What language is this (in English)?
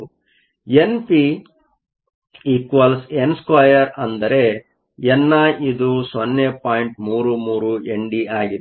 Kannada